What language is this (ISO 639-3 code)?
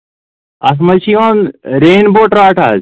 kas